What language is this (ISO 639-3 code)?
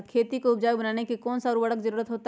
mag